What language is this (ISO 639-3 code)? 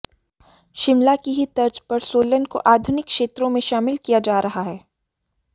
hin